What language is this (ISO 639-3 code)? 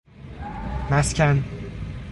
fas